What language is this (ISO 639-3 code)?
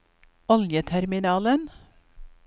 nor